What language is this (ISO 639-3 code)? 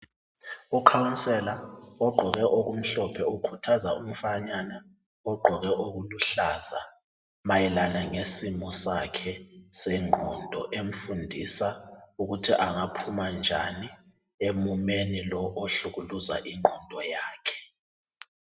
nde